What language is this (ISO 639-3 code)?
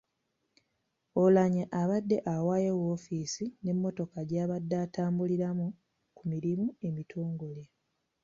lug